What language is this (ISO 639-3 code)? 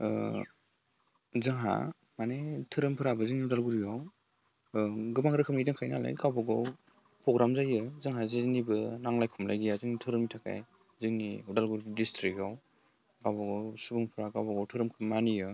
brx